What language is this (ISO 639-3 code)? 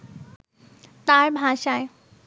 ben